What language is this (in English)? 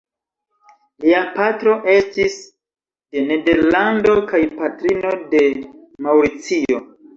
Esperanto